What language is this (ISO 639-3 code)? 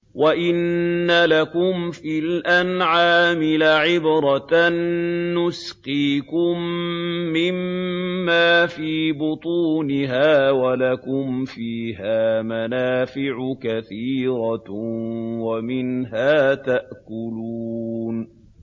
ara